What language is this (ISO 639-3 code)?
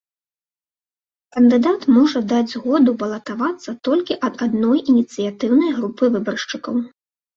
bel